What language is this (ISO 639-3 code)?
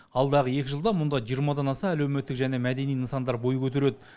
kaz